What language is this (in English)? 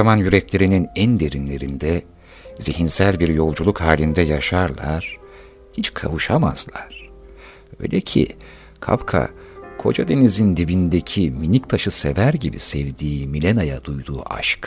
Turkish